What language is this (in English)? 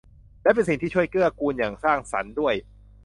Thai